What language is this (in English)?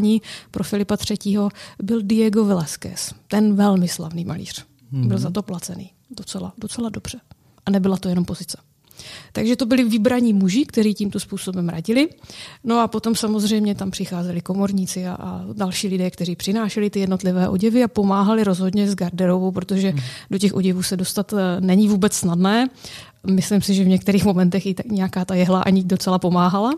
Czech